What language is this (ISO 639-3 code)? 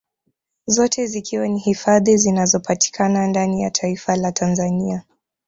swa